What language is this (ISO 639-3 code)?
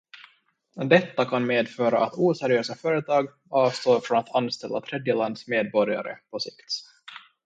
swe